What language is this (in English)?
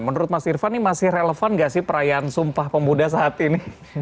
Indonesian